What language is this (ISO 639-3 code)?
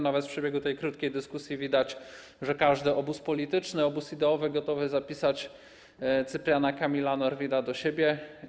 pol